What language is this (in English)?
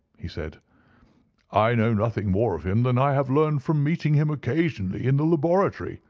English